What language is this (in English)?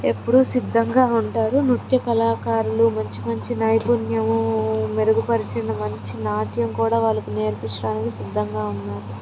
Telugu